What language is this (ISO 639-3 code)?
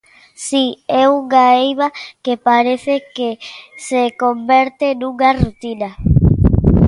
glg